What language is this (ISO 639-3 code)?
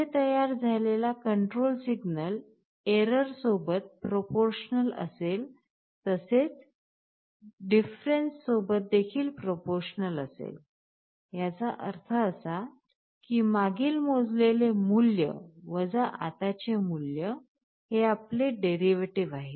mar